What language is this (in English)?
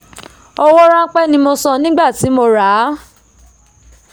Yoruba